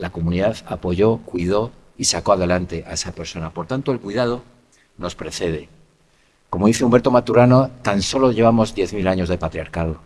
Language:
Spanish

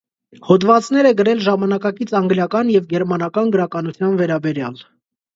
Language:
Armenian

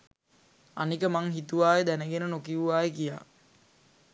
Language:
Sinhala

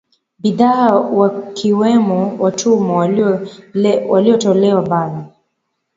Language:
Swahili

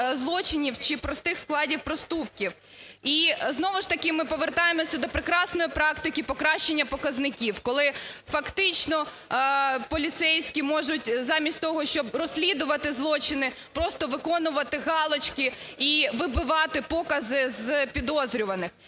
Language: Ukrainian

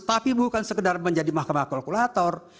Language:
Indonesian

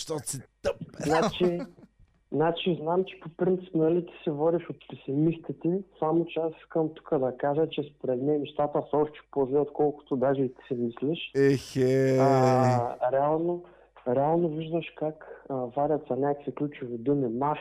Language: Bulgarian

